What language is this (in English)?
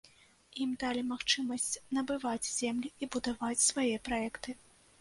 Belarusian